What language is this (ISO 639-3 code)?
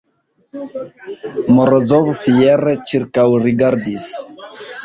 epo